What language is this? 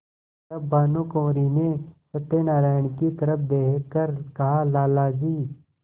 Hindi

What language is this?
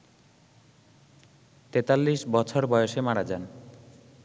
Bangla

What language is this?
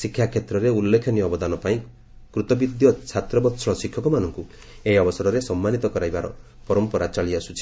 Odia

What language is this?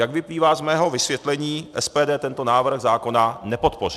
Czech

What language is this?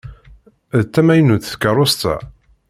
Kabyle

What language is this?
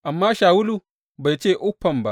Hausa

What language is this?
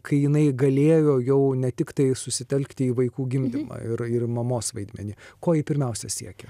Lithuanian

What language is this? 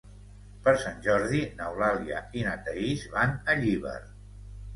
Catalan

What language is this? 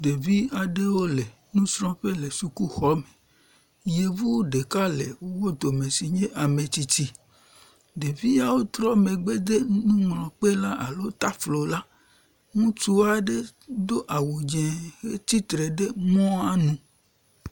Ewe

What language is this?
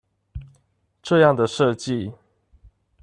Chinese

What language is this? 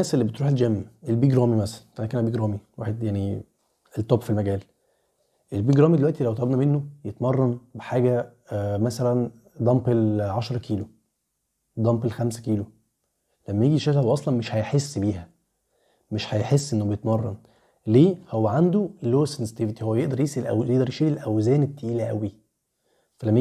Arabic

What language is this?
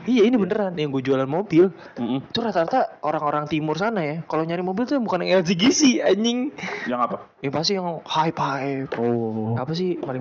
Indonesian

